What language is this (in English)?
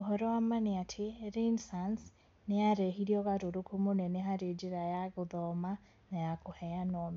Kikuyu